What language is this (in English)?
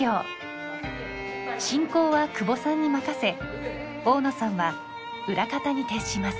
Japanese